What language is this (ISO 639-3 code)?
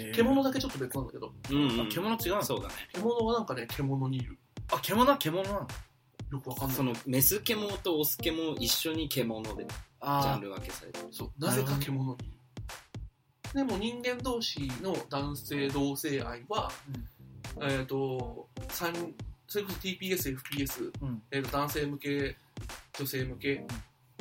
jpn